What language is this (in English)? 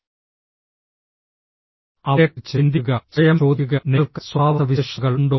Malayalam